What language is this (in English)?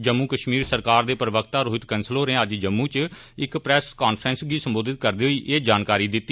Dogri